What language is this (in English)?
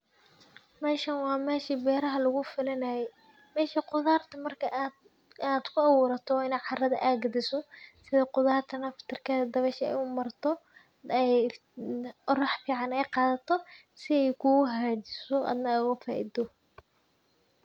Somali